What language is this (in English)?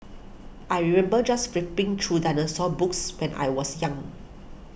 English